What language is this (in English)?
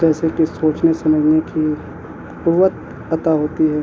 Urdu